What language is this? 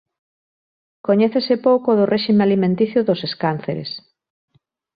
Galician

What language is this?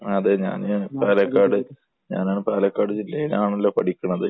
Malayalam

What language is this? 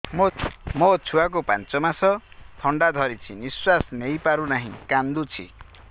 Odia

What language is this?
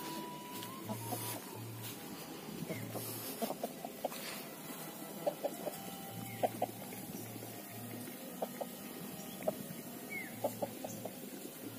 Indonesian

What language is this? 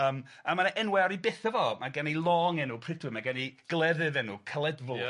Welsh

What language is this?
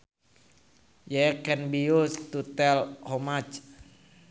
Sundanese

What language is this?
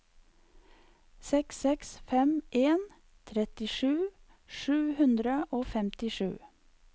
Norwegian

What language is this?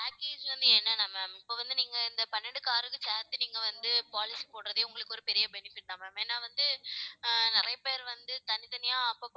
Tamil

